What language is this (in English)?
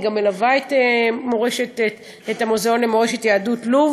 Hebrew